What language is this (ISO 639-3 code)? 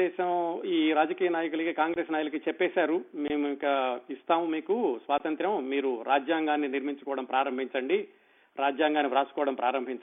tel